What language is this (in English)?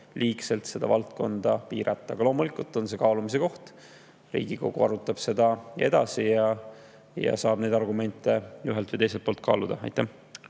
Estonian